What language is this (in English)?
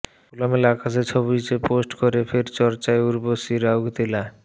Bangla